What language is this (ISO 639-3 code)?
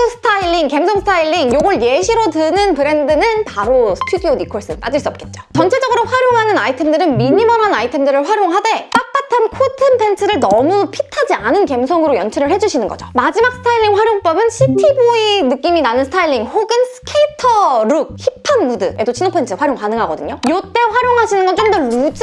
kor